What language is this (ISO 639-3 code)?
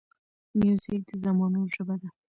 pus